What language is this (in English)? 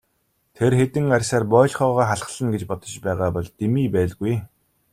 Mongolian